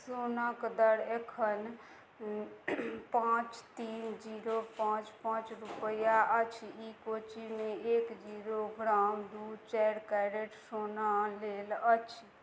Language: Maithili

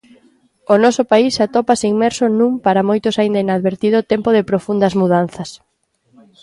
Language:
Galician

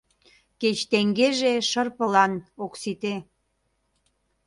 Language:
Mari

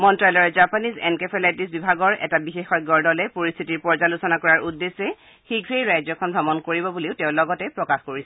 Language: Assamese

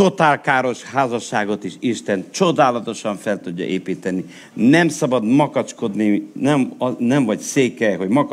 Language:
Hungarian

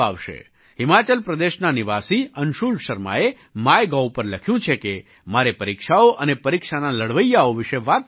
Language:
Gujarati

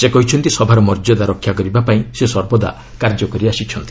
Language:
Odia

